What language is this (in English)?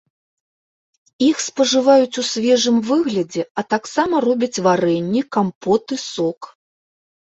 Belarusian